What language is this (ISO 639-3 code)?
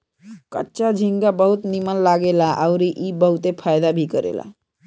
bho